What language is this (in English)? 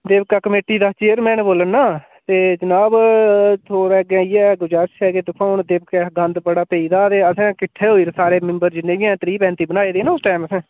Dogri